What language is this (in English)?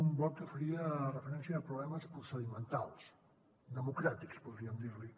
Catalan